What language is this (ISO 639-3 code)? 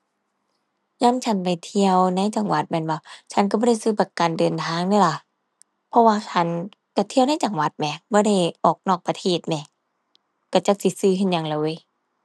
tha